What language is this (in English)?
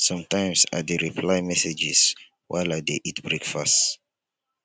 Nigerian Pidgin